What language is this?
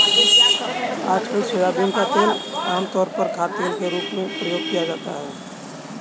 Hindi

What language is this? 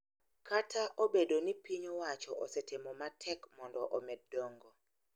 Luo (Kenya and Tanzania)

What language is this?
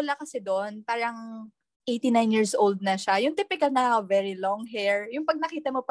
Filipino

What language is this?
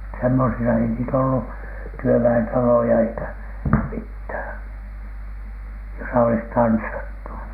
Finnish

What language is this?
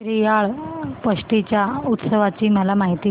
Marathi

